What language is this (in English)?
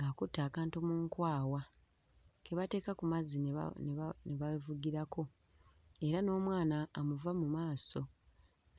Ganda